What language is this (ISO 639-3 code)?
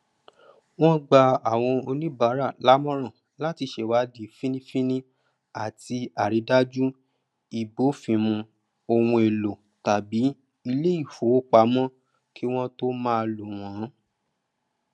yor